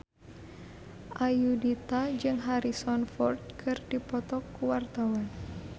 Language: Sundanese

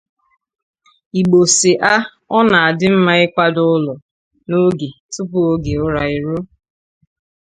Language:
Igbo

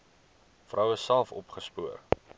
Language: Afrikaans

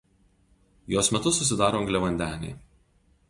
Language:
Lithuanian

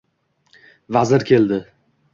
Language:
Uzbek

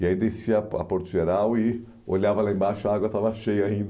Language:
Portuguese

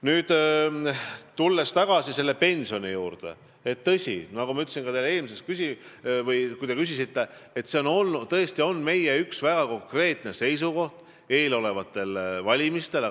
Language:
Estonian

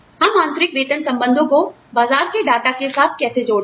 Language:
Hindi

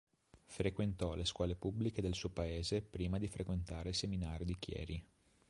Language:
Italian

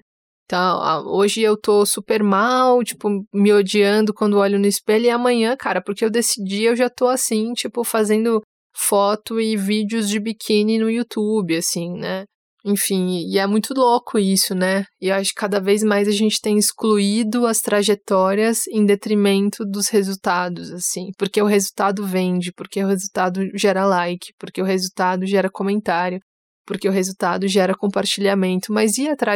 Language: Portuguese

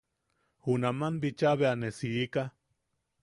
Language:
Yaqui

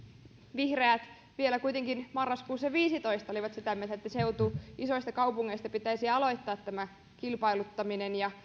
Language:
Finnish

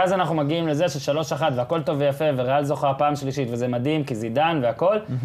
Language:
Hebrew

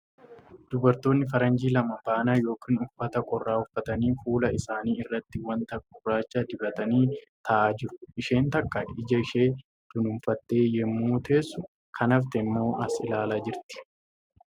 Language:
Oromo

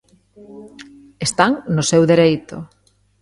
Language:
Galician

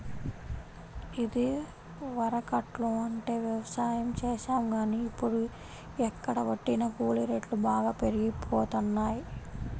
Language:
Telugu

